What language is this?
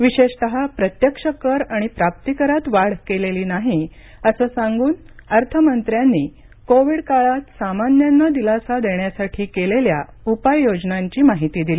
Marathi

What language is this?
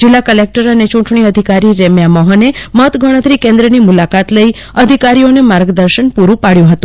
Gujarati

